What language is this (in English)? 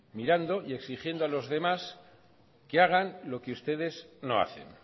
Spanish